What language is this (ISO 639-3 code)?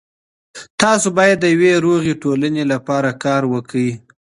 pus